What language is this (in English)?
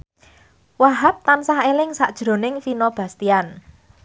Javanese